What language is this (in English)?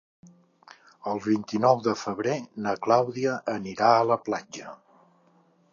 Catalan